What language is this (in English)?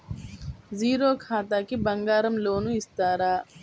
Telugu